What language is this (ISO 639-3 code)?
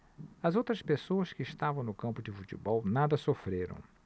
por